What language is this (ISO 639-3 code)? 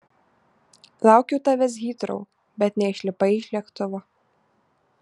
lit